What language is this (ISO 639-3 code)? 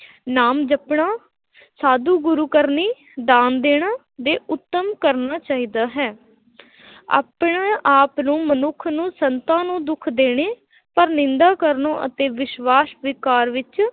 pan